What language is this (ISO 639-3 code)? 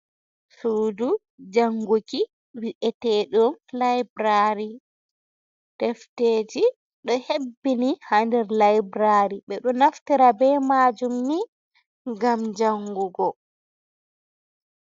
ful